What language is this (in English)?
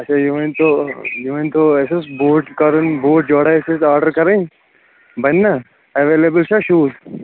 Kashmiri